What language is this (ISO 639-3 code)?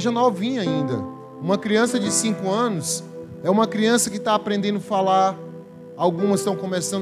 por